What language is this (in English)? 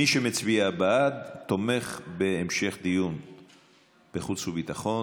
Hebrew